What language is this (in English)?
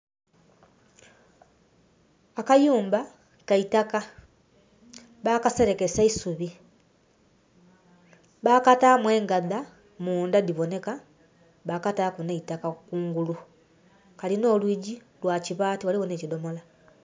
Soga